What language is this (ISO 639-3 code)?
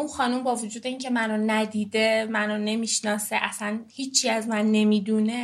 fas